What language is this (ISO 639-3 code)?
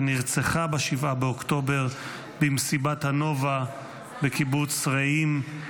heb